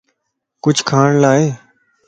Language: Lasi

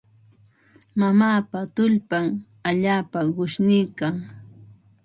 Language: Ambo-Pasco Quechua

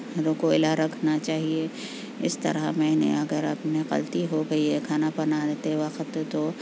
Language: Urdu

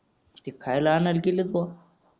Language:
Marathi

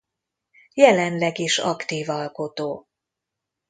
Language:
Hungarian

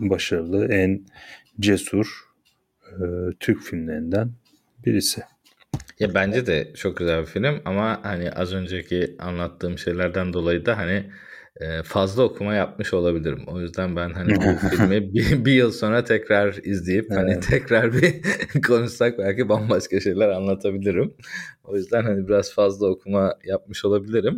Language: Turkish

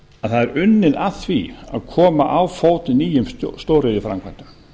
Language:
Icelandic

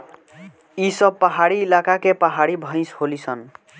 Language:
Bhojpuri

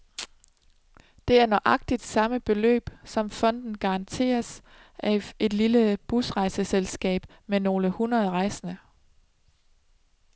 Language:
Danish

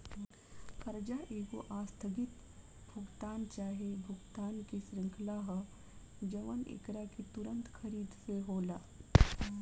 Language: Bhojpuri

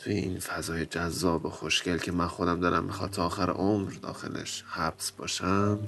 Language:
Persian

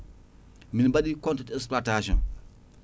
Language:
Fula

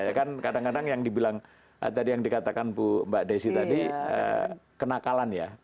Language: Indonesian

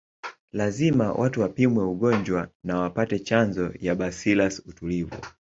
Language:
Swahili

